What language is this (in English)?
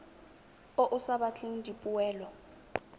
Tswana